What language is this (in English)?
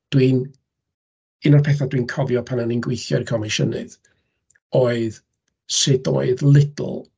Welsh